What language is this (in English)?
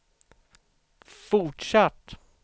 Swedish